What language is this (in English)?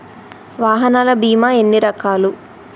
Telugu